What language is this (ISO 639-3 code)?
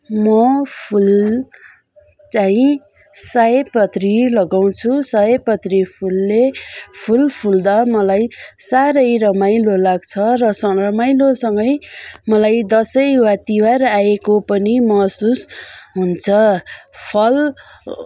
nep